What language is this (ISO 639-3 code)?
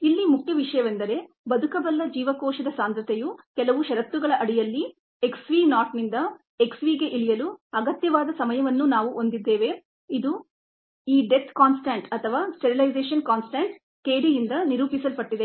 kan